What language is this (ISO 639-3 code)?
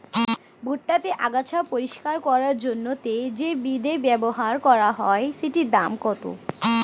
ben